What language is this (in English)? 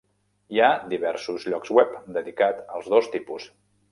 Catalan